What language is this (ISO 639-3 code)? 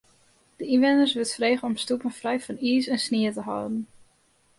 fry